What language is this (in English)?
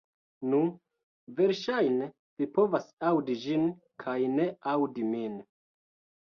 Esperanto